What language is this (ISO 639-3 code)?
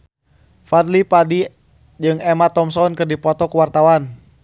sun